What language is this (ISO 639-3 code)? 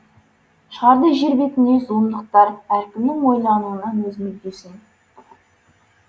kaz